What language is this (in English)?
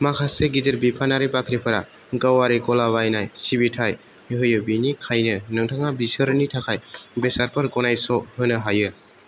Bodo